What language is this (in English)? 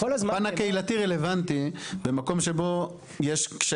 Hebrew